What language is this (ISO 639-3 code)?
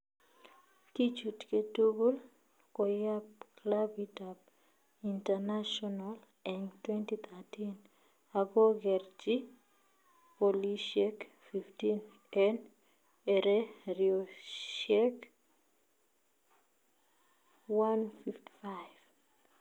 kln